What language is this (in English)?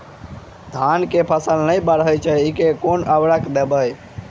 Maithili